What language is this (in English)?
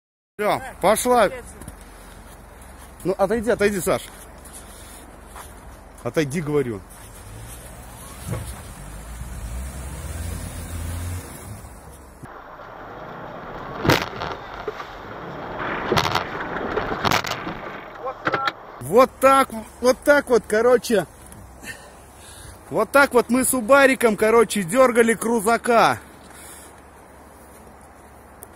Russian